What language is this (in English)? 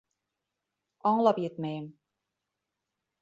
Bashkir